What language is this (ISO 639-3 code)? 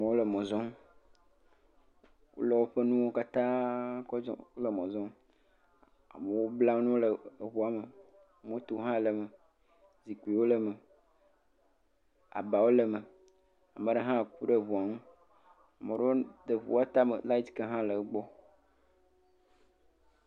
ewe